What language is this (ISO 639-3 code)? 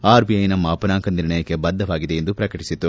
kan